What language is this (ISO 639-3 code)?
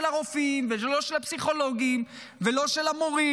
heb